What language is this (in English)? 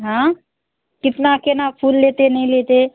Maithili